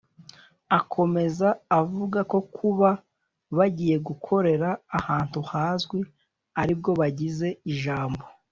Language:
Kinyarwanda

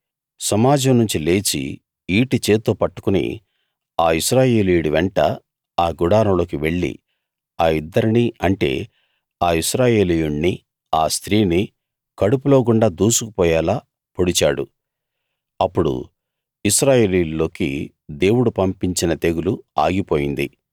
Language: Telugu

